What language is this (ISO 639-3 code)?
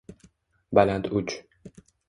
uzb